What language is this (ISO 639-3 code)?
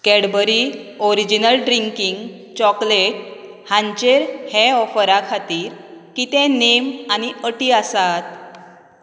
kok